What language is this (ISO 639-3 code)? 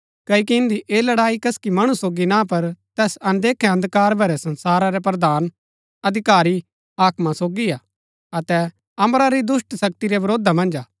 gbk